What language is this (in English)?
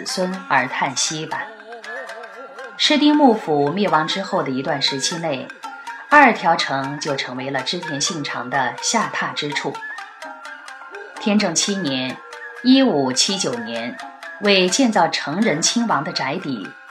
Chinese